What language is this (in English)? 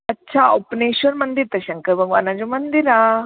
Sindhi